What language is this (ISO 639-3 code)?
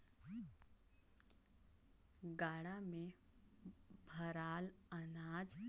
hne